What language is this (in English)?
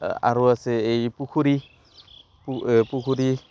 Assamese